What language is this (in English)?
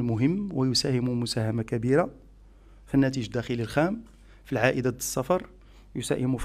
Arabic